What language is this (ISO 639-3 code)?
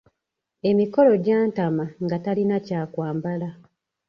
lug